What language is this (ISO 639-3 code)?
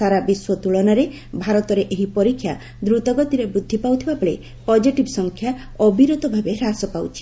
ori